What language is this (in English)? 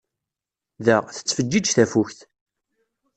Kabyle